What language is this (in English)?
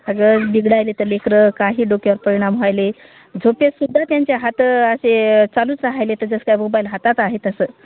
Marathi